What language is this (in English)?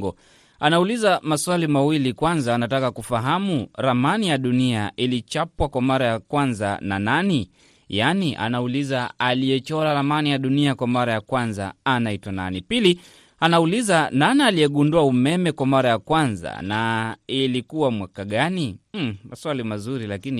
Swahili